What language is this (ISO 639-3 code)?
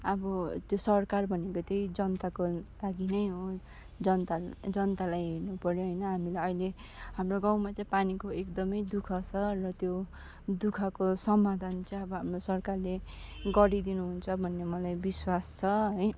nep